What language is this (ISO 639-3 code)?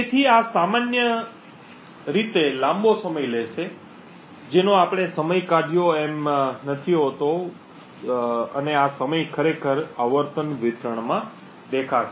guj